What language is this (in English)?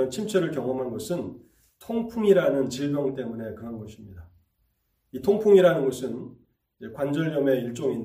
Korean